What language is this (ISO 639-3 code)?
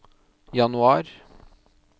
nor